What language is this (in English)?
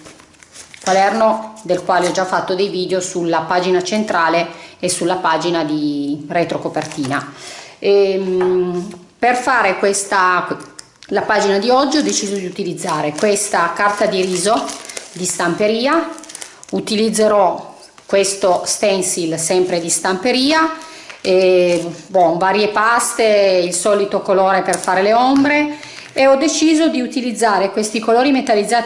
Italian